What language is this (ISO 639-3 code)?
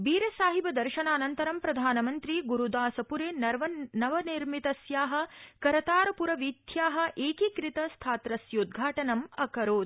san